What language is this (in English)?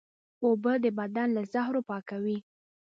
Pashto